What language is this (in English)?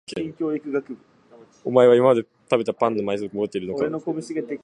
Japanese